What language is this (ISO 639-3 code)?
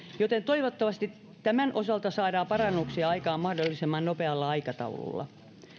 fin